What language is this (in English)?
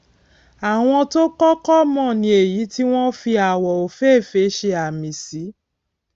Yoruba